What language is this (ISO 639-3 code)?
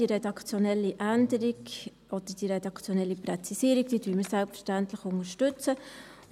gsw